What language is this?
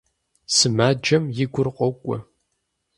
Kabardian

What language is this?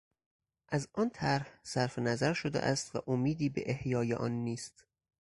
Persian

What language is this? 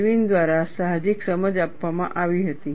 Gujarati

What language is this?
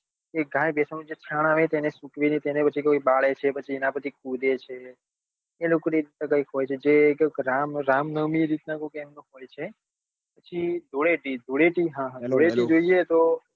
Gujarati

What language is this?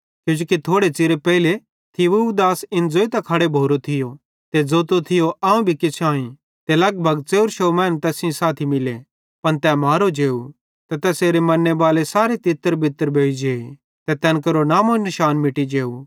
Bhadrawahi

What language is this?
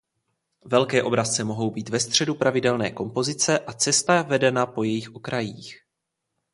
Czech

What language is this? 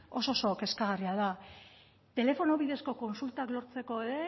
Basque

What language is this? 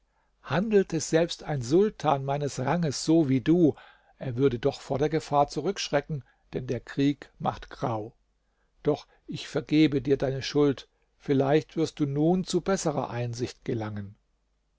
German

